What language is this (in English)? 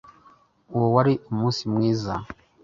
Kinyarwanda